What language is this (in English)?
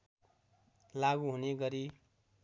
Nepali